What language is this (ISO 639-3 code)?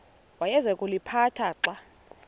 xho